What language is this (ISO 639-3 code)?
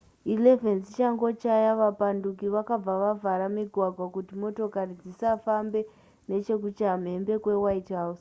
sna